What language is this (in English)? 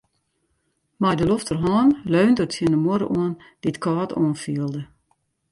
Western Frisian